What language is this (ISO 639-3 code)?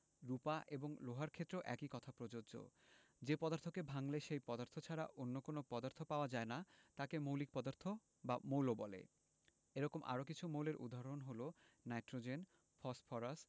ben